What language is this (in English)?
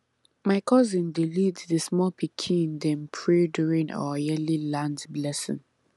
Nigerian Pidgin